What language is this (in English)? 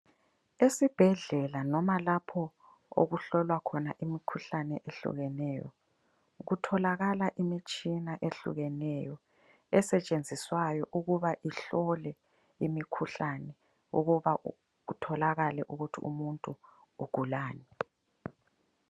North Ndebele